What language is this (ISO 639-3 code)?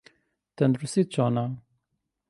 ckb